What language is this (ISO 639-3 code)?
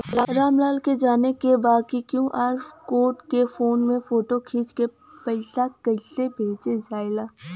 bho